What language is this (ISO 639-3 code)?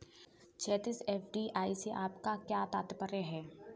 hin